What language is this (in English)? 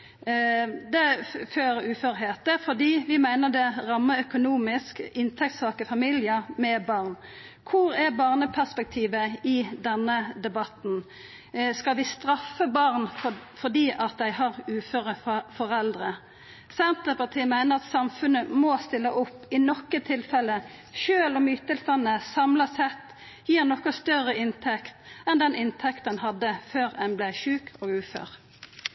Norwegian Nynorsk